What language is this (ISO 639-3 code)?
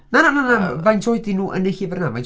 cym